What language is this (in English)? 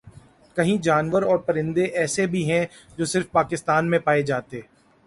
Urdu